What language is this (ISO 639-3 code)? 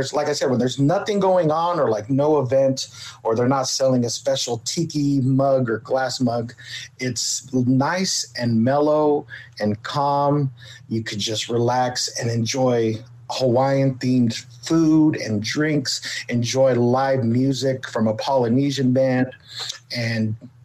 eng